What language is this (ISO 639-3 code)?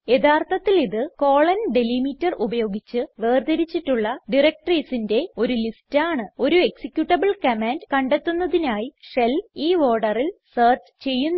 mal